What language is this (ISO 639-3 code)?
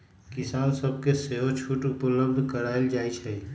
mag